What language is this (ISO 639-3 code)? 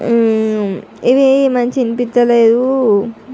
tel